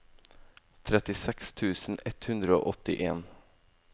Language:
Norwegian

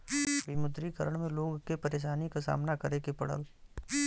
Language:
Bhojpuri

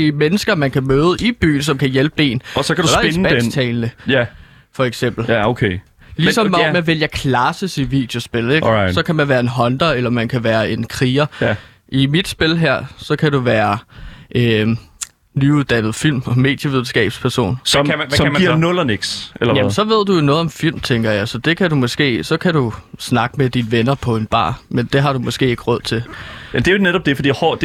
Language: Danish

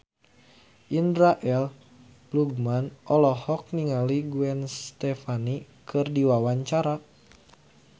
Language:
Sundanese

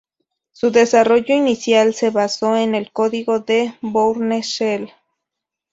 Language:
Spanish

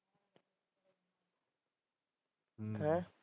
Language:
Punjabi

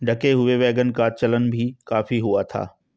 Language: Hindi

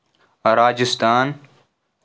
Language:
Kashmiri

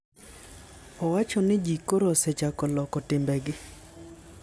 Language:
Luo (Kenya and Tanzania)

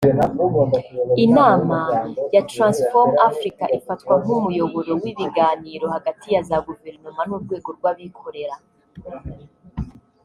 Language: Kinyarwanda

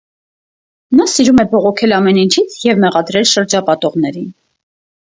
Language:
Armenian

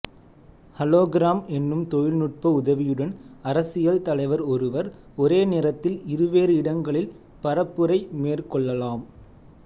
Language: Tamil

